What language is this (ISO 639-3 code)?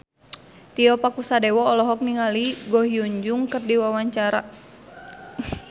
sun